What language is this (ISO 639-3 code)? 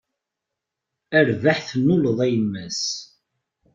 kab